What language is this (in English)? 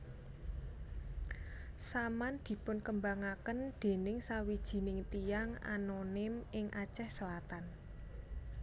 Javanese